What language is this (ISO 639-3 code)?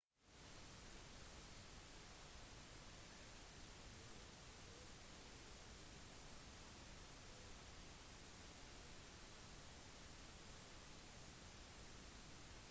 nob